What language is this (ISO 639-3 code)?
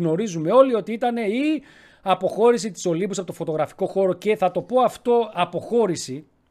ell